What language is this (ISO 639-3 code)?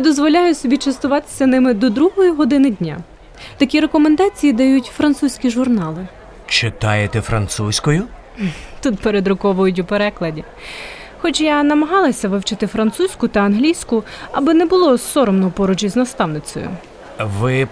ukr